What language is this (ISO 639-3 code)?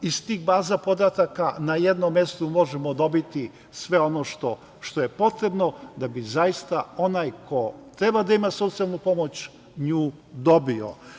srp